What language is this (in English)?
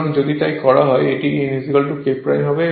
Bangla